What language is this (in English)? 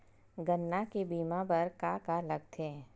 Chhattisgarhi